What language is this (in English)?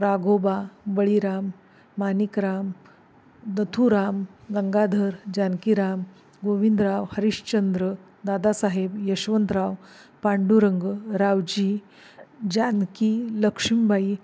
Marathi